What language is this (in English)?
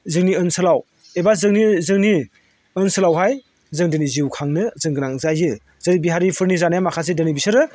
Bodo